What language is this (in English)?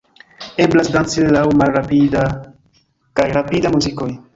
Esperanto